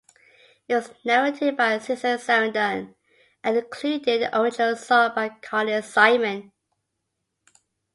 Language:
English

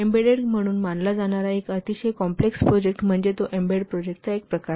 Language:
Marathi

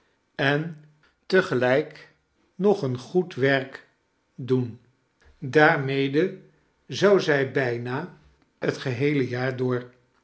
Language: Dutch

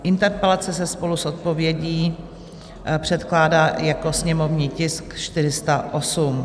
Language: Czech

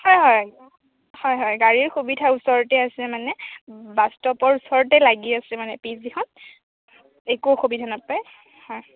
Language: Assamese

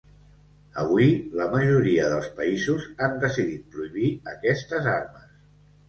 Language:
Catalan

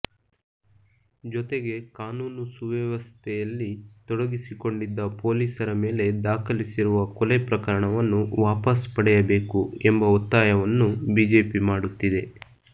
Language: Kannada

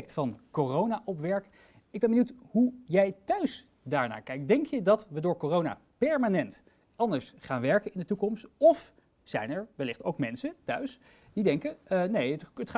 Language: Dutch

